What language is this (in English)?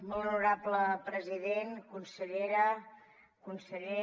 Catalan